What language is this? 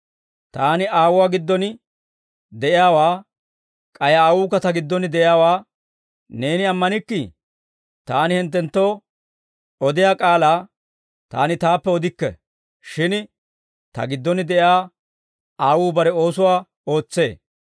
Dawro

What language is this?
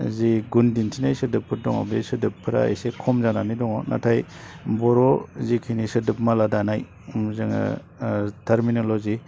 Bodo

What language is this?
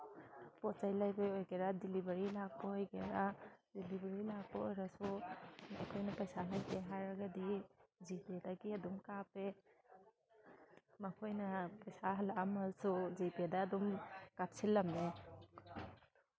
Manipuri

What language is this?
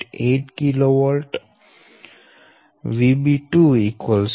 Gujarati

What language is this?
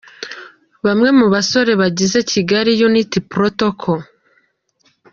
Kinyarwanda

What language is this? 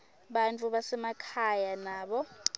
Swati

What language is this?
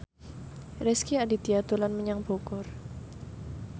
Javanese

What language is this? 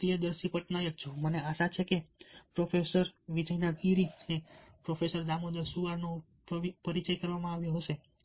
Gujarati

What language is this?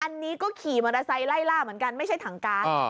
Thai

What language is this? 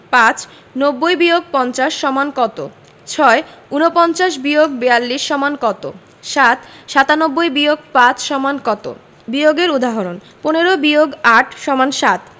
Bangla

